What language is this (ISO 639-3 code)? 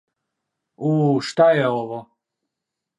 srp